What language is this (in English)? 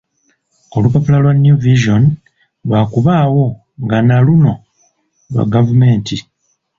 Ganda